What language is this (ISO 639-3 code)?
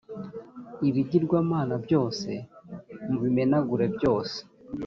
kin